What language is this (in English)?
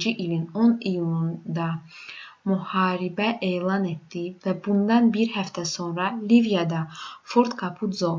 Azerbaijani